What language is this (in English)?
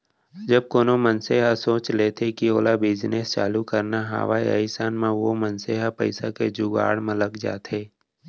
Chhattisgarhi